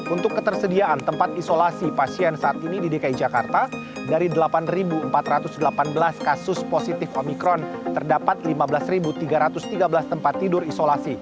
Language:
Indonesian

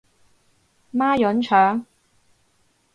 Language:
Cantonese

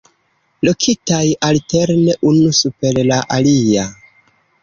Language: Esperanto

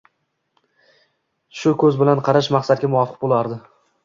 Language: Uzbek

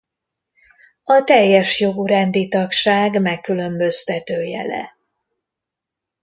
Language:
Hungarian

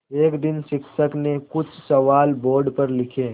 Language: Hindi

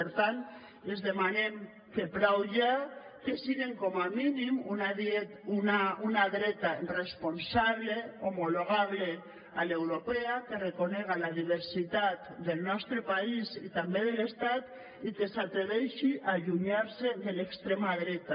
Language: Catalan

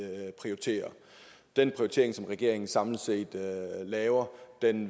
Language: Danish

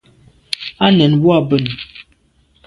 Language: Medumba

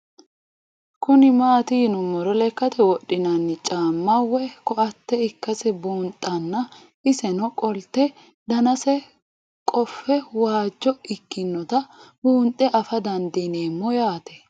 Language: Sidamo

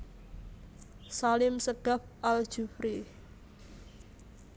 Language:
Javanese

